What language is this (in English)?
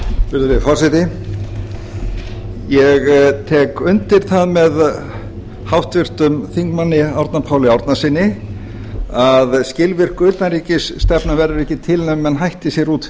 Icelandic